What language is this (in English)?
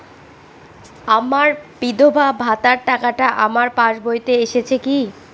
Bangla